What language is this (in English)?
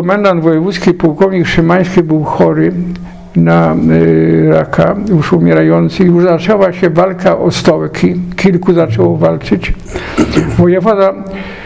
Polish